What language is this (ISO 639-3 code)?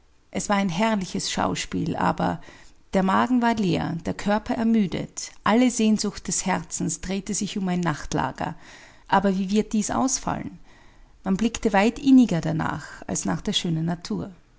deu